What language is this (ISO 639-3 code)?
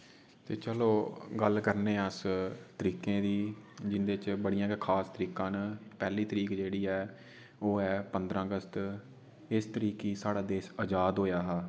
doi